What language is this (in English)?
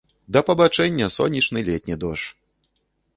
Belarusian